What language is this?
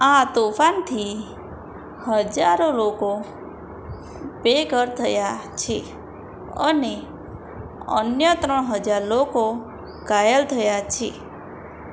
Gujarati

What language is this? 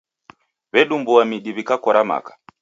Taita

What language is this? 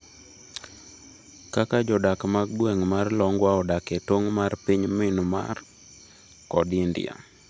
Luo (Kenya and Tanzania)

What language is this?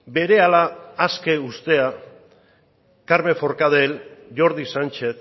Basque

